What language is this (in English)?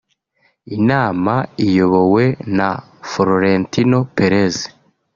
Kinyarwanda